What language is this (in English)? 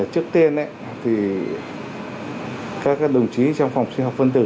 Vietnamese